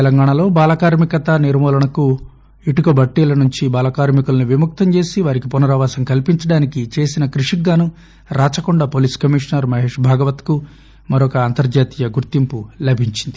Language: Telugu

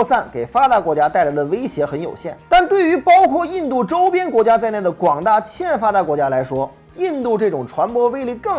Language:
Chinese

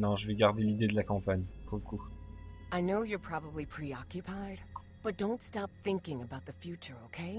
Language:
French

